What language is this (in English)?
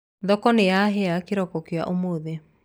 Kikuyu